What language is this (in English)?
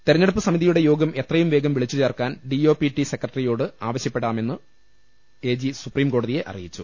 Malayalam